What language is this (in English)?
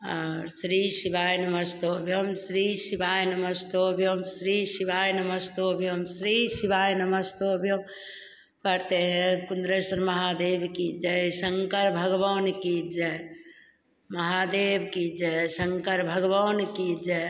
Hindi